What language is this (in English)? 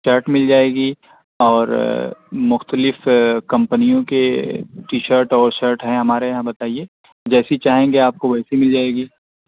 Urdu